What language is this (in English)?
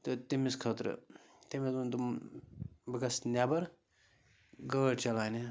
Kashmiri